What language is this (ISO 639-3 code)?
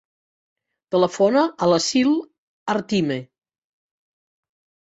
cat